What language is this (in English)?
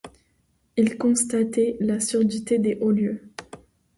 French